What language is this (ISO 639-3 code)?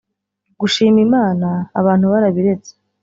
kin